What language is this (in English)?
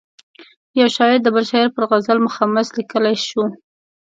Pashto